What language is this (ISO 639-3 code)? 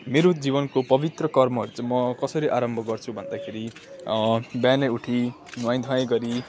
nep